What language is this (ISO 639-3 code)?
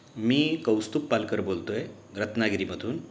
mar